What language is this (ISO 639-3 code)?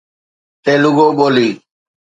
snd